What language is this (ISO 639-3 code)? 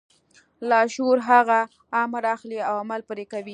pus